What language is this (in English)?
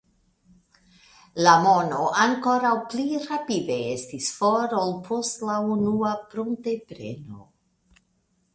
Esperanto